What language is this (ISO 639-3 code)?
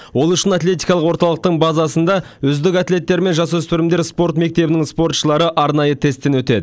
kaz